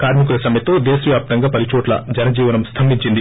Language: Telugu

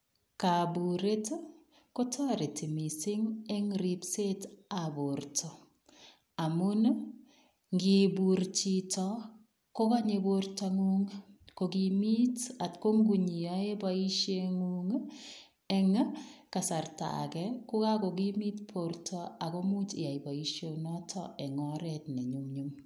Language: Kalenjin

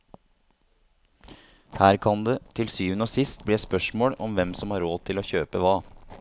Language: Norwegian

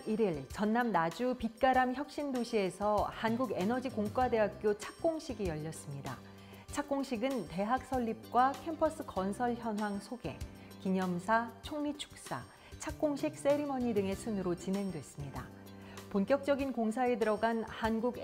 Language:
Korean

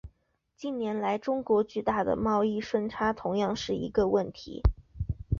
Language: Chinese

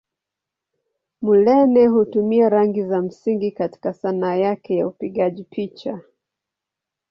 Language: Swahili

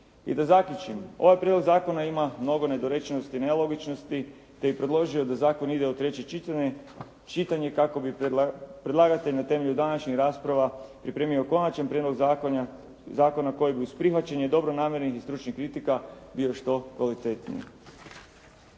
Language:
Croatian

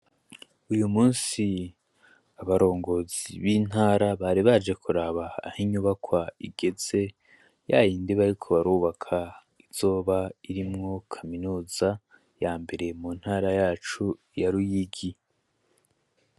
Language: Rundi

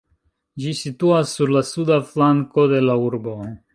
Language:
Esperanto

